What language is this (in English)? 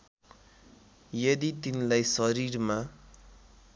Nepali